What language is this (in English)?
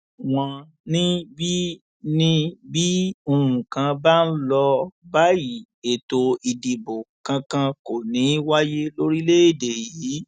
Yoruba